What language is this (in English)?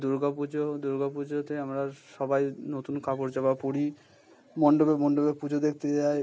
Bangla